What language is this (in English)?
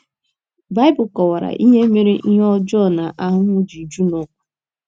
Igbo